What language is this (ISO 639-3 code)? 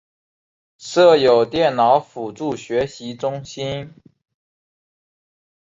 zho